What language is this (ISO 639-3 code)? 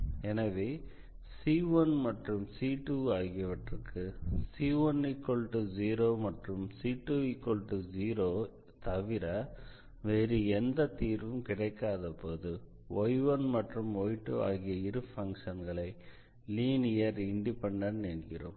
tam